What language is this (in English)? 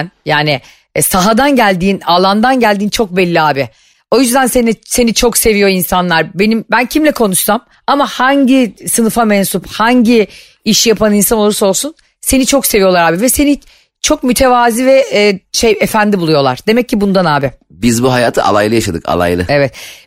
Turkish